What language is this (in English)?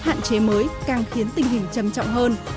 Vietnamese